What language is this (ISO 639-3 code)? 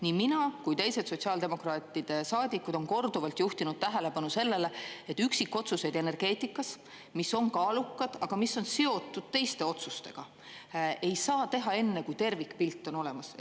est